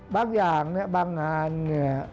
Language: Thai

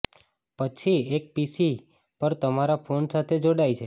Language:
Gujarati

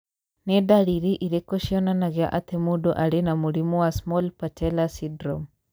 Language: Kikuyu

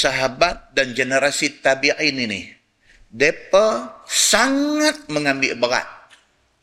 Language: Malay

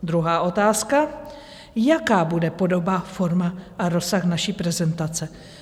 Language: Czech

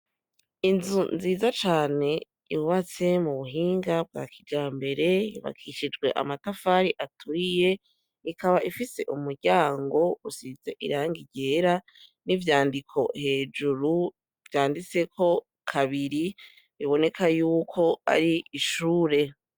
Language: Rundi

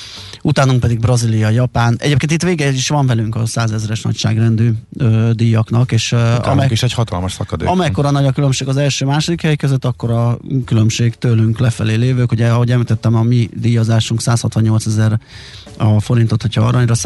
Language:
Hungarian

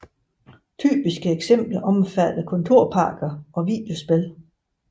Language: Danish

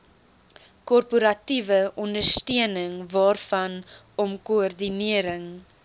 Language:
Afrikaans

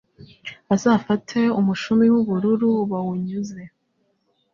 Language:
Kinyarwanda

